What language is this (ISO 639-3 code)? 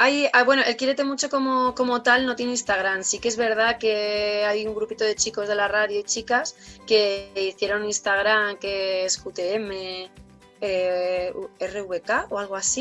spa